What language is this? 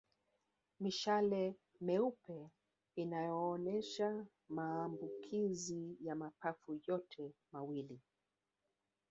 Swahili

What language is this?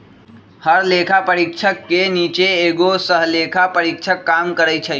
Magahi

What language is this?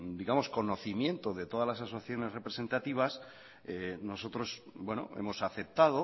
Spanish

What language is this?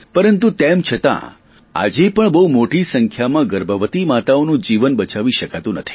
Gujarati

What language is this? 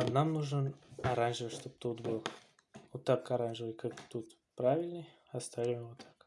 Russian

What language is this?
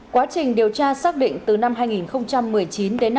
Vietnamese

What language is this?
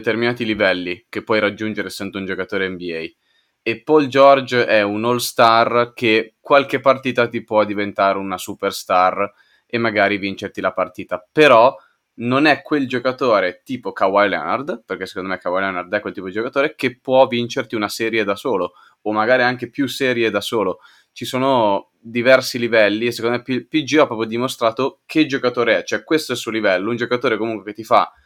Italian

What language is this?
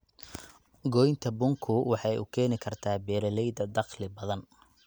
Somali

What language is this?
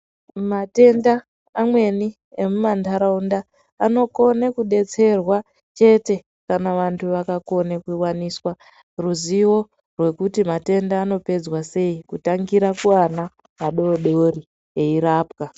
Ndau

